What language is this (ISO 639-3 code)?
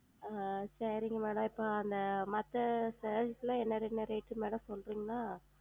tam